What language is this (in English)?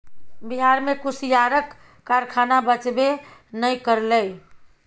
Maithili